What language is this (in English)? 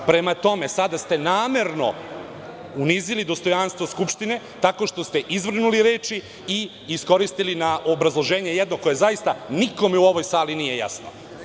Serbian